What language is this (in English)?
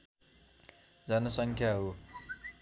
Nepali